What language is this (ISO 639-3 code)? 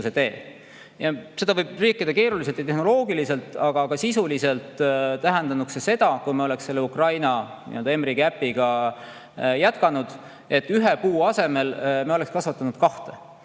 est